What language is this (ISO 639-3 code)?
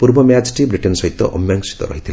ori